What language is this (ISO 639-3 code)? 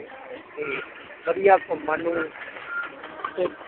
pan